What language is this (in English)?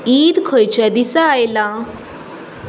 Konkani